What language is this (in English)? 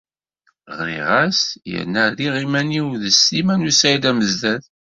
Kabyle